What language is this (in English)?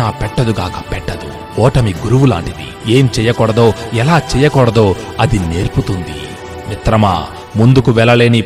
Telugu